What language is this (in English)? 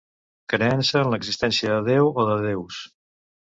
Catalan